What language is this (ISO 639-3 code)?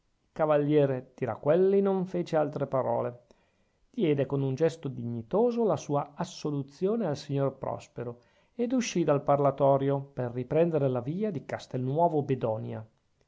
ita